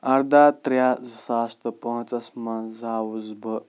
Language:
Kashmiri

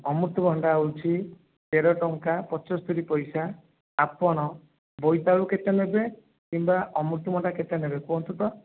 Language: Odia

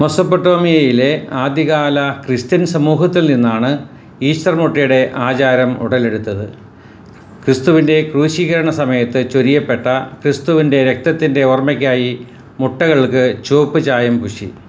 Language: Malayalam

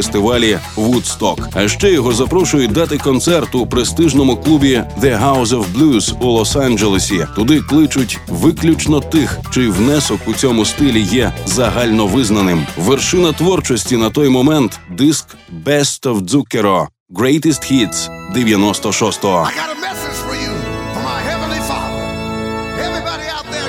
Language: Ukrainian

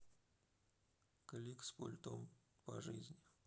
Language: Russian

